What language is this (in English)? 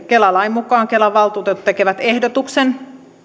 Finnish